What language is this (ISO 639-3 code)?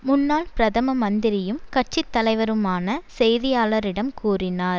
tam